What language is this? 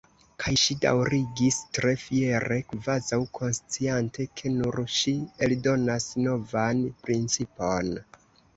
Esperanto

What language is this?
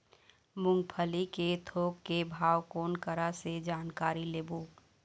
Chhattisgarhi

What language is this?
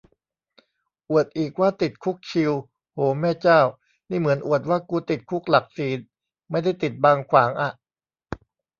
Thai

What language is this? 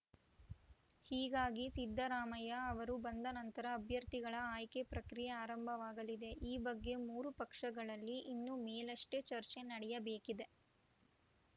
Kannada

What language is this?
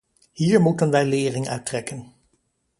Dutch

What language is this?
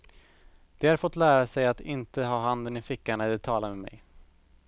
Swedish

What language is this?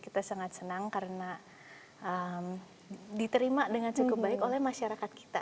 Indonesian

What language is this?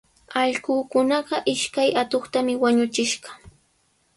Sihuas Ancash Quechua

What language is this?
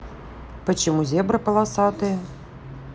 Russian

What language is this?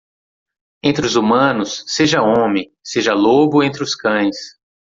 Portuguese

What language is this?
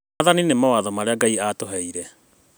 Kikuyu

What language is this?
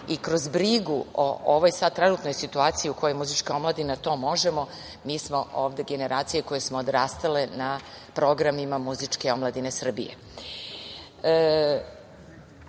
Serbian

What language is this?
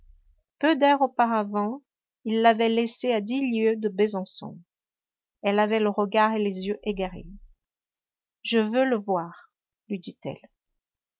French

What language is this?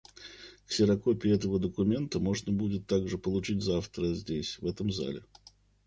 Russian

